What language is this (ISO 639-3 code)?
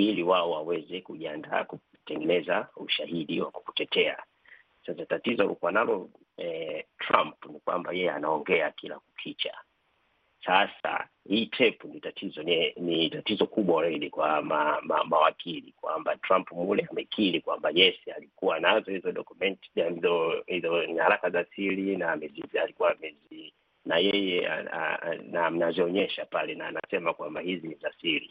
swa